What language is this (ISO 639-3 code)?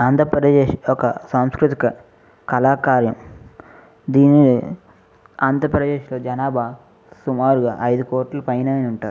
tel